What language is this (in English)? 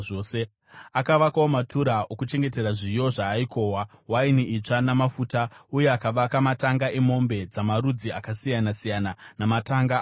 Shona